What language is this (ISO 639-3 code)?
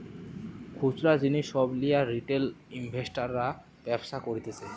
ben